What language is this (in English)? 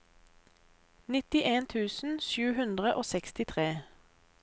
Norwegian